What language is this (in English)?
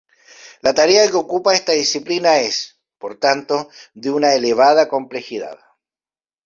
Spanish